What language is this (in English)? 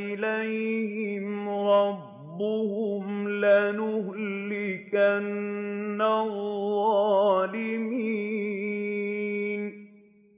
Arabic